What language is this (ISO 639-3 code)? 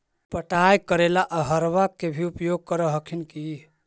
mag